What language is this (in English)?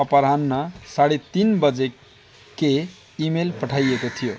Nepali